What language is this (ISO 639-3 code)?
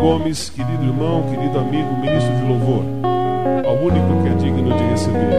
por